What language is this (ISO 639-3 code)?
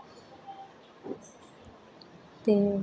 doi